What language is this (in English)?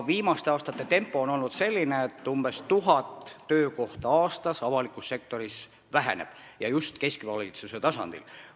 Estonian